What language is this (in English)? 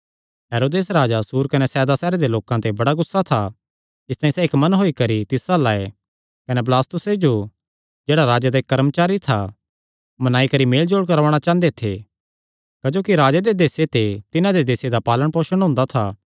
Kangri